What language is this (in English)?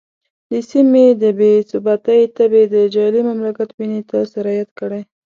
Pashto